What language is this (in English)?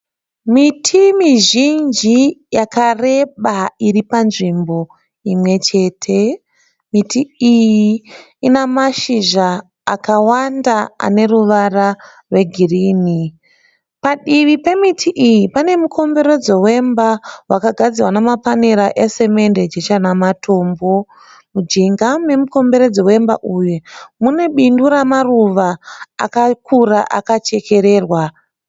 Shona